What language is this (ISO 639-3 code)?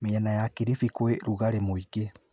kik